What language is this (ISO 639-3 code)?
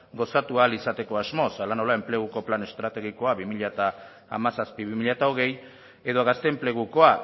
eus